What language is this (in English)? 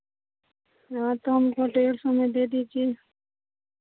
Hindi